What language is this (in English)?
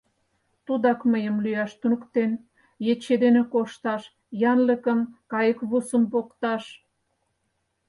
Mari